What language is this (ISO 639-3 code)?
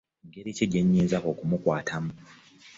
lug